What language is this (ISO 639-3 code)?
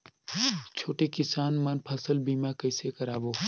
hne